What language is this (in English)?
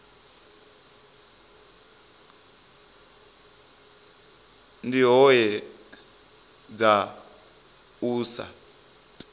Venda